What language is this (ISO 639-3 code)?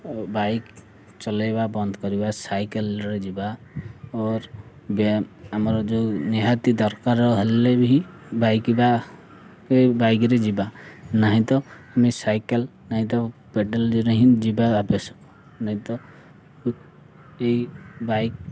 ori